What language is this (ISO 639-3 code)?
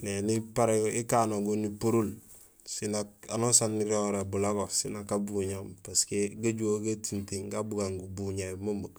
gsl